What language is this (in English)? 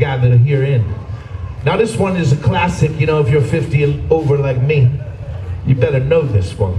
English